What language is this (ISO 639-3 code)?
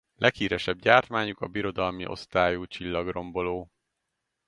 hun